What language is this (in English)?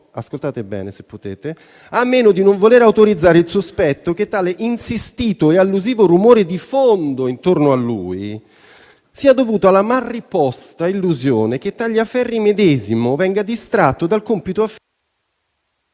Italian